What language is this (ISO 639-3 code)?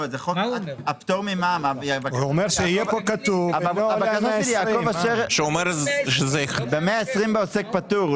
heb